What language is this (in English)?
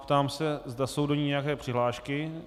Czech